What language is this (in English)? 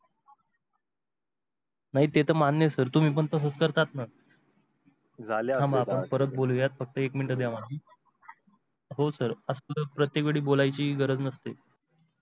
Marathi